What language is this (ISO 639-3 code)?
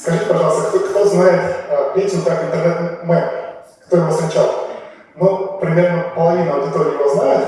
rus